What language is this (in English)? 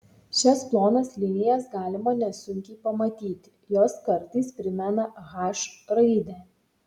Lithuanian